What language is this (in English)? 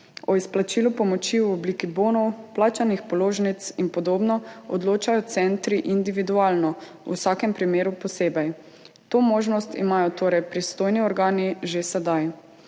Slovenian